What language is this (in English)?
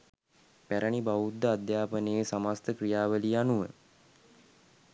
Sinhala